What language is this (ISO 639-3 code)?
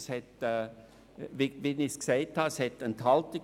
gsw